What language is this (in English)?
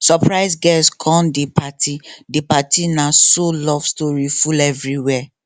Nigerian Pidgin